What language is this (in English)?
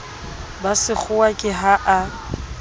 Southern Sotho